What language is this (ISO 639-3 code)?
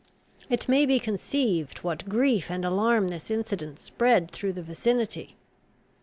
eng